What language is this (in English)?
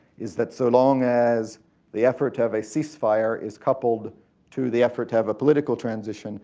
English